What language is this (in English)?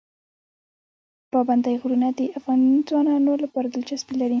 Pashto